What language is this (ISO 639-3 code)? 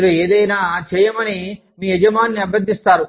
tel